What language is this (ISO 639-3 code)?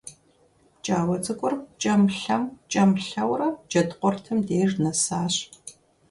kbd